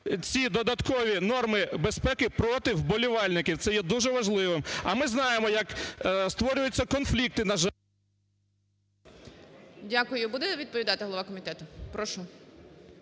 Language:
Ukrainian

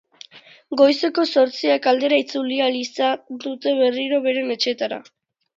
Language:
Basque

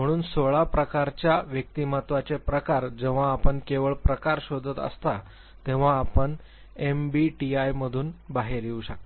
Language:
Marathi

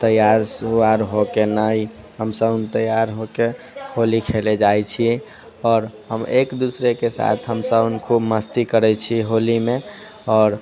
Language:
Maithili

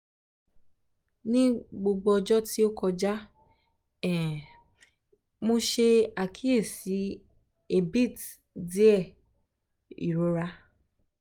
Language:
Yoruba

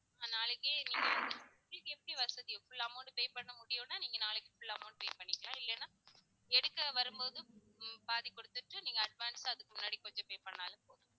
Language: Tamil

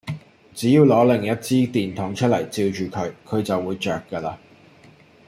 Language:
Cantonese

